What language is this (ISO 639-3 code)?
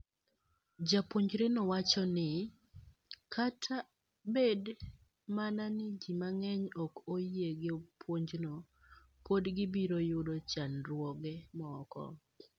luo